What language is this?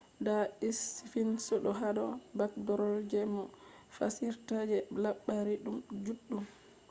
Fula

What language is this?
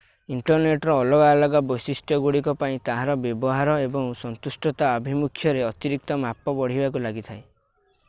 Odia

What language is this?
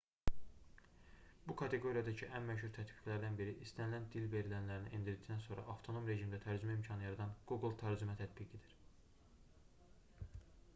Azerbaijani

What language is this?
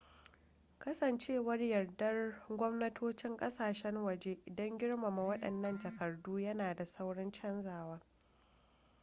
Hausa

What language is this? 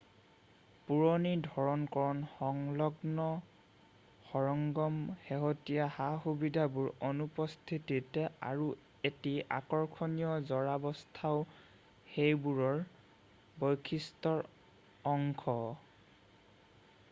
Assamese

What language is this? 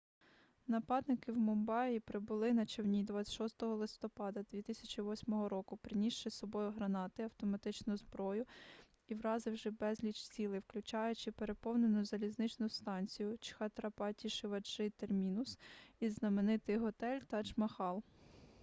Ukrainian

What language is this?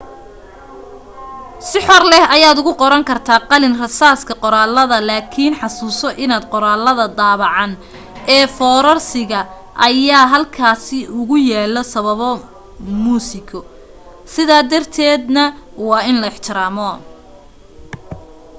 Somali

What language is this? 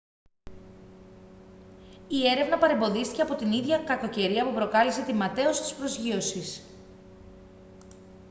Greek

